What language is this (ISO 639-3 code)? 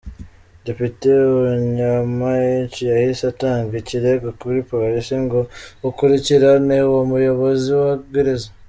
kin